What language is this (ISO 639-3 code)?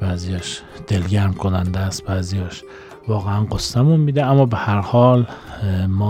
fas